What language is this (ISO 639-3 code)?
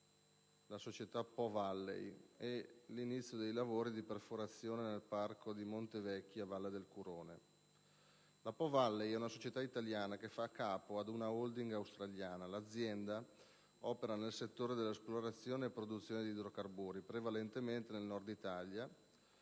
ita